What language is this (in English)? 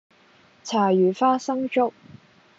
Cantonese